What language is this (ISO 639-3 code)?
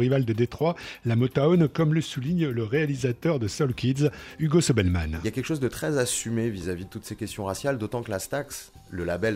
fra